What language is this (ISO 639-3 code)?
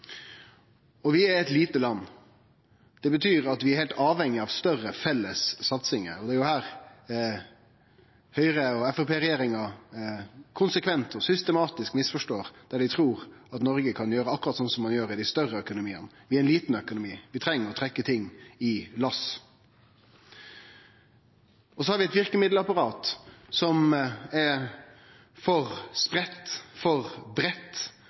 nno